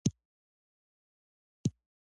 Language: Pashto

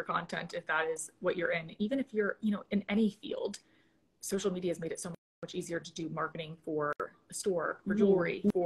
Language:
English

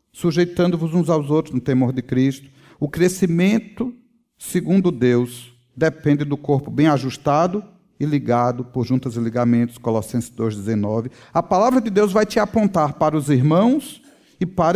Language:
Portuguese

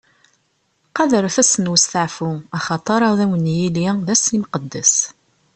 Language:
Kabyle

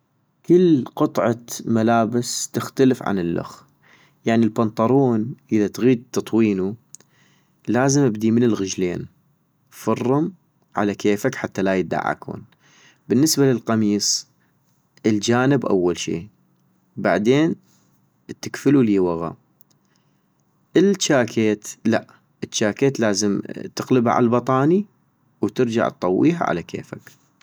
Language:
North Mesopotamian Arabic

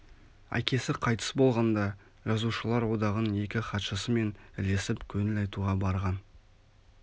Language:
Kazakh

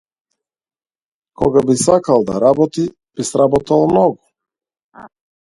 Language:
Macedonian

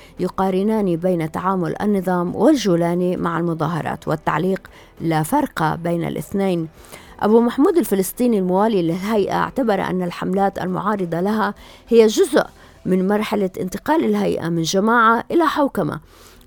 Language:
Arabic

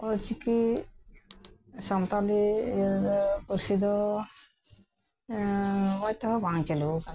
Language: Santali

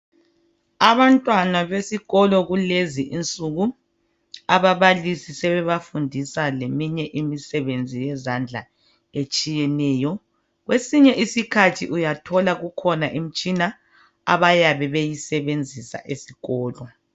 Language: North Ndebele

